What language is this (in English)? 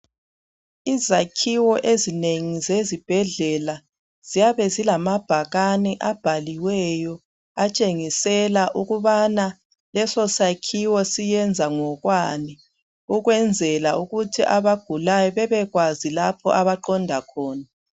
North Ndebele